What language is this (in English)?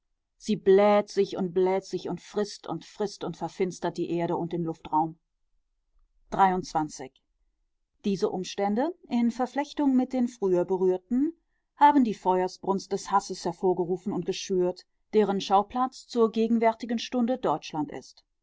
German